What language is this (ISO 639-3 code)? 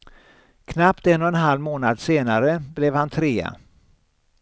swe